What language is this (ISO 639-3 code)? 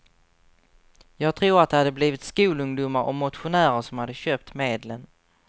swe